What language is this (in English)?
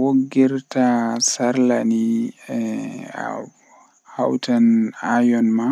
Western Niger Fulfulde